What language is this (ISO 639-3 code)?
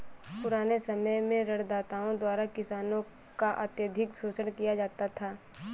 hin